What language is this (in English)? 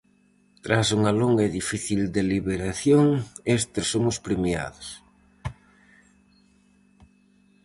Galician